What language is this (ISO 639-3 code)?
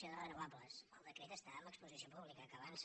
cat